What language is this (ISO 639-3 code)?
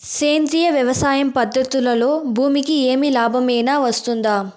tel